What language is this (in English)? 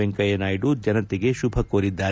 Kannada